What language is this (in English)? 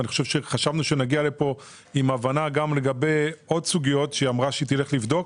Hebrew